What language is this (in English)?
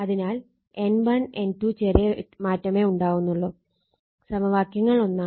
Malayalam